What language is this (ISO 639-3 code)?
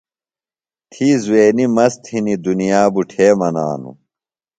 phl